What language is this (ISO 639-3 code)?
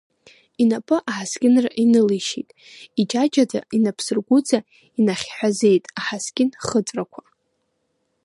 abk